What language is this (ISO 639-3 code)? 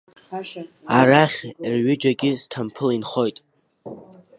abk